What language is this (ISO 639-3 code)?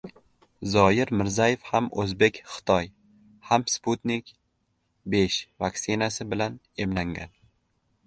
uzb